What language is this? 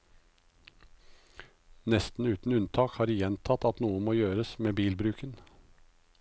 Norwegian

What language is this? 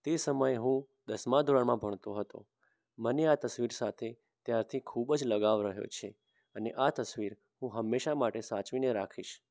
Gujarati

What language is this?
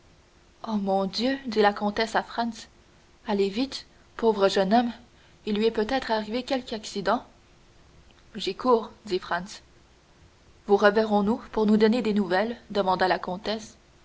French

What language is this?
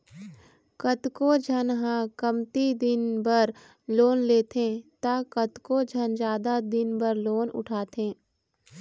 Chhattisgarhi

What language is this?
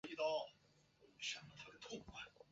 Chinese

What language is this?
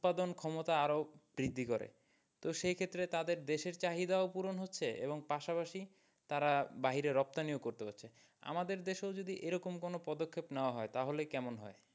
Bangla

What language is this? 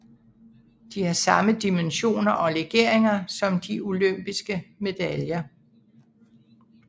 Danish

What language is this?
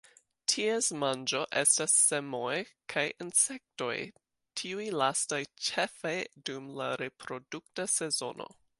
Esperanto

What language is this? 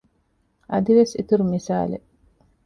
Divehi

